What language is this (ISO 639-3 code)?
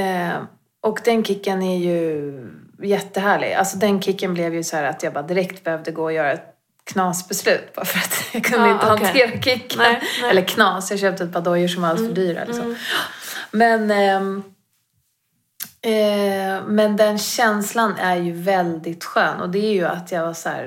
swe